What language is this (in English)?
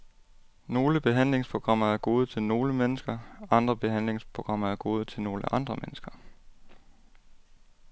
Danish